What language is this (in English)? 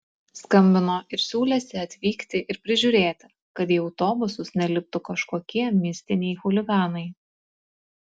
Lithuanian